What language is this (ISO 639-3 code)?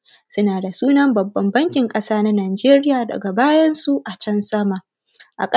hau